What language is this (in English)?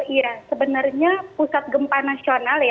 Indonesian